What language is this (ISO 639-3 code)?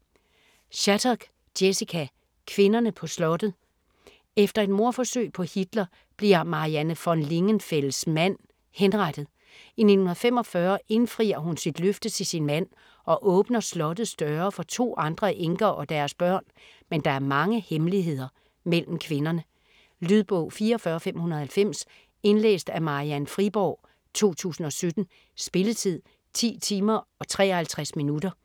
dan